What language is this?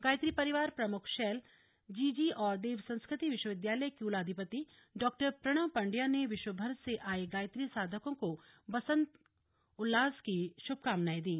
Hindi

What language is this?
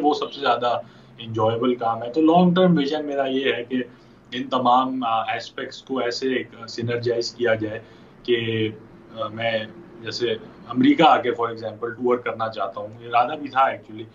Urdu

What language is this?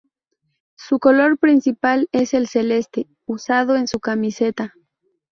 Spanish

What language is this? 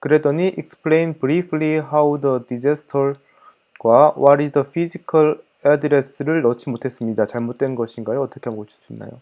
Korean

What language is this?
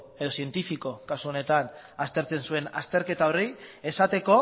Basque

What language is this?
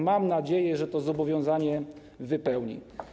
Polish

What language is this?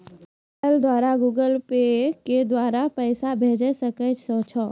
Maithili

